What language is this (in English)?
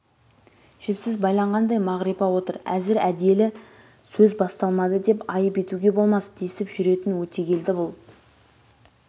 Kazakh